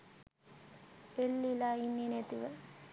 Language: Sinhala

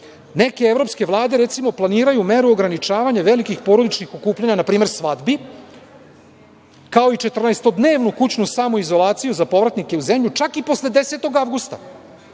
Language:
Serbian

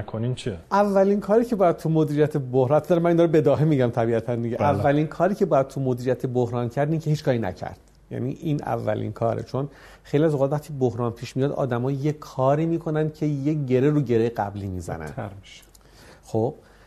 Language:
Persian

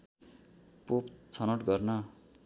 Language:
Nepali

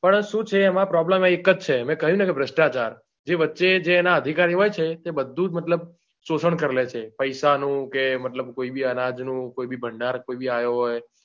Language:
Gujarati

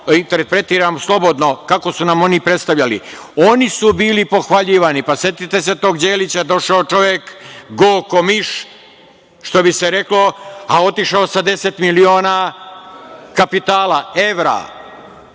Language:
Serbian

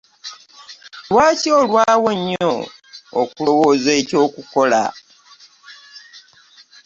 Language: Ganda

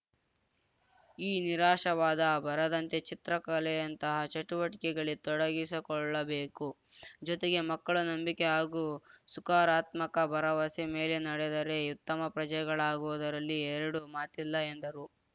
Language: Kannada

